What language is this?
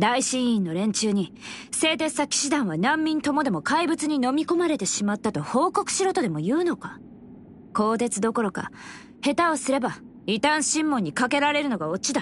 Japanese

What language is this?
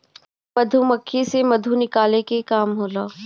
Bhojpuri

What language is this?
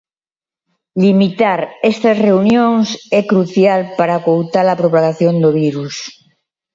Galician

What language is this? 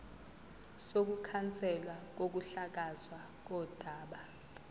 Zulu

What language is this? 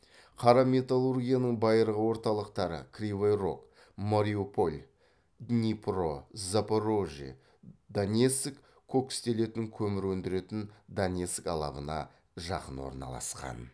Kazakh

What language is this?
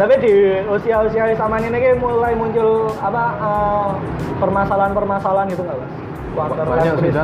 Indonesian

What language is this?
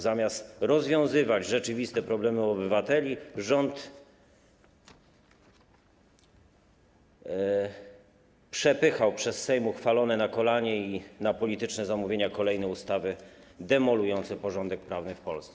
Polish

